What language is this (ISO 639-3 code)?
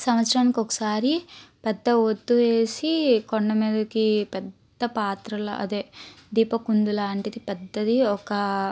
tel